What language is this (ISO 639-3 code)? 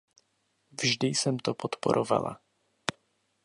ces